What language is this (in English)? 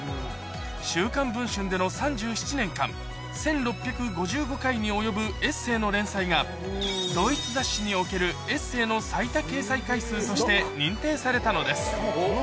Japanese